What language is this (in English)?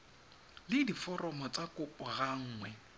Tswana